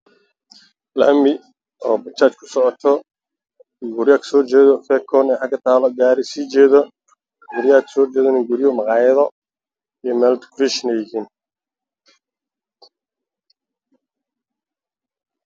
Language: Somali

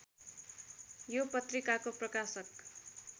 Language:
Nepali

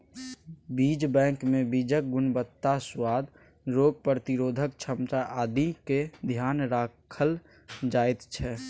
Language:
Maithili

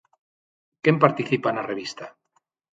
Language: Galician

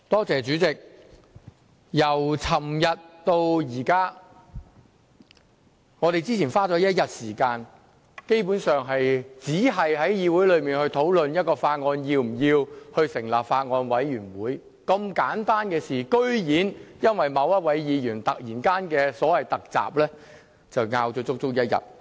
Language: Cantonese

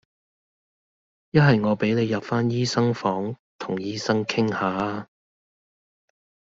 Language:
Cantonese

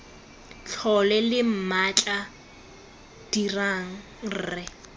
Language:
Tswana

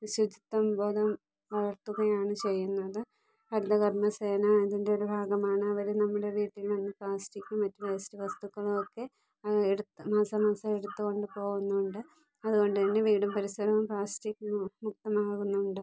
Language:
Malayalam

